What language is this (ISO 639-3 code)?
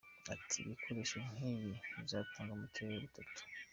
kin